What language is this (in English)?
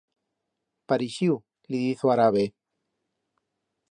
Aragonese